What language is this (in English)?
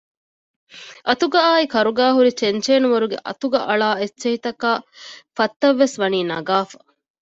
Divehi